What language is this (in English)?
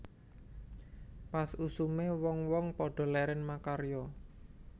Javanese